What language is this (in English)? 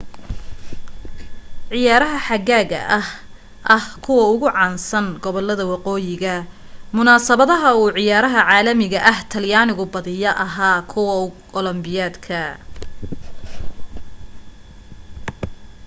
Somali